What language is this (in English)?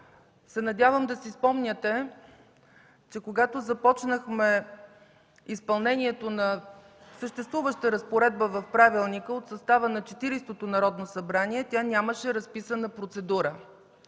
Bulgarian